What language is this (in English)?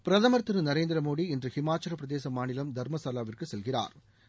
Tamil